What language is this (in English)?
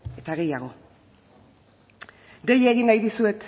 Basque